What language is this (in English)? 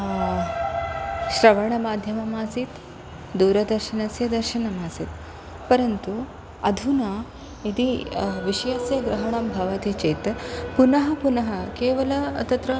Sanskrit